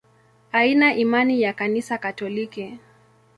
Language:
Swahili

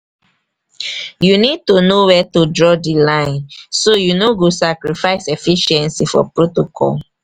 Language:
Nigerian Pidgin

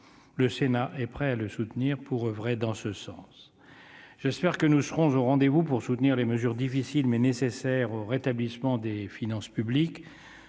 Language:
French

